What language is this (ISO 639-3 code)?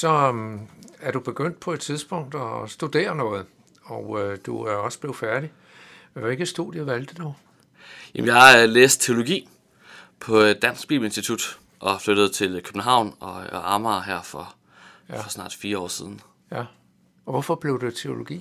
dan